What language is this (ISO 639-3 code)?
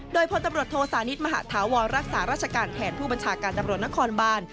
tha